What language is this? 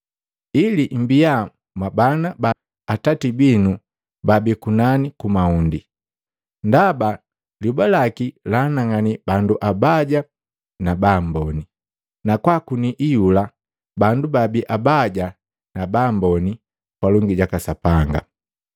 Matengo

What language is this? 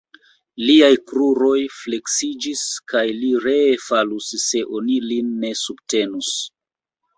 Esperanto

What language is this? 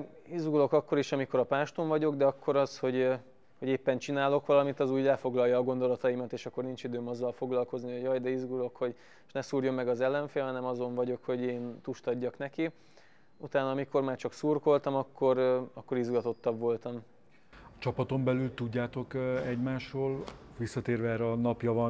Hungarian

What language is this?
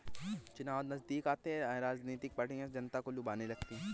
Hindi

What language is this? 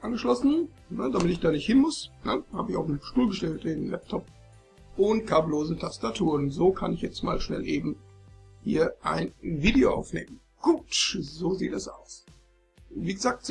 German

